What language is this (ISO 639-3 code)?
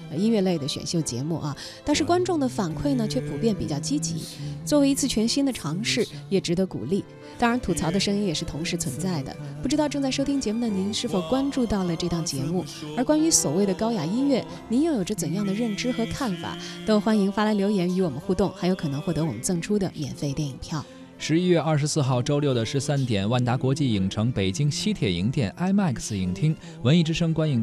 zho